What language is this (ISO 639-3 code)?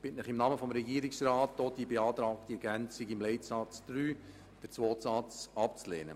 gsw